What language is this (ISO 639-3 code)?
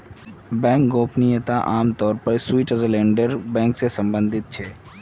mag